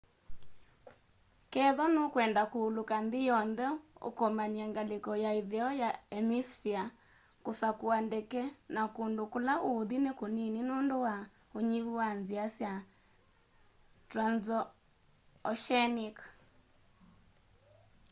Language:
Kamba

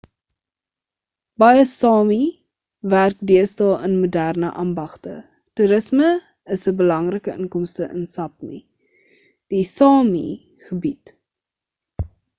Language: Afrikaans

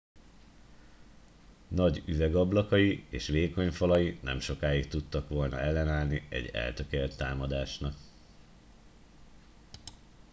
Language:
Hungarian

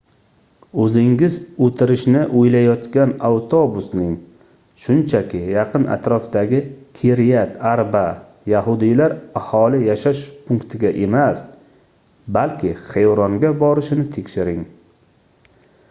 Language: Uzbek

